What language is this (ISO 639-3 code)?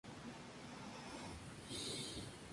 spa